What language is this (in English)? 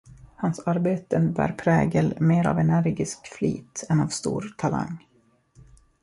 Swedish